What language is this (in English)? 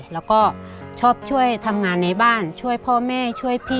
Thai